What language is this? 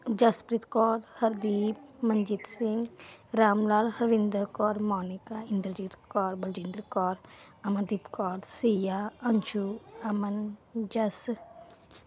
Punjabi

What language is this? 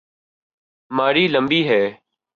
Urdu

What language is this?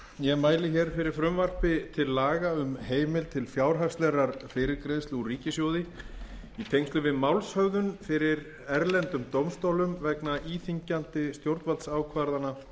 Icelandic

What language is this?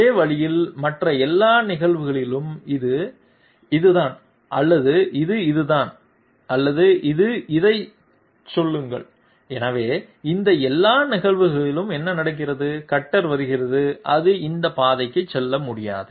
Tamil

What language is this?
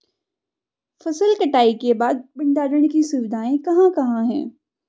Hindi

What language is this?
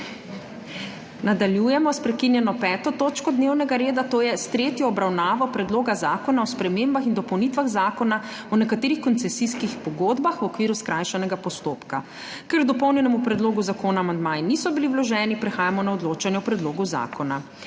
Slovenian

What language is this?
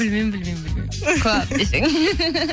Kazakh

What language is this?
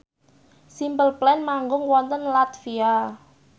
Javanese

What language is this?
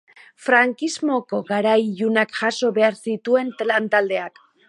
Basque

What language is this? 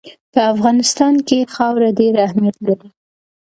Pashto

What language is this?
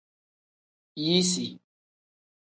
Tem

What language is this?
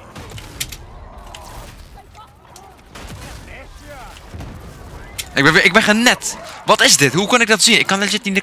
Dutch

